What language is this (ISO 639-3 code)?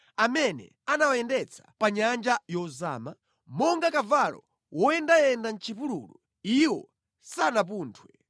nya